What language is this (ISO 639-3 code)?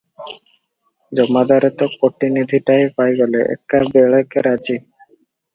ori